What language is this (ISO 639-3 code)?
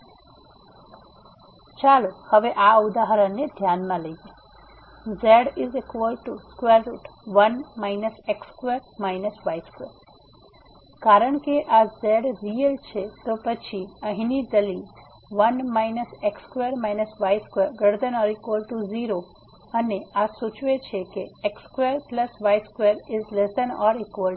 guj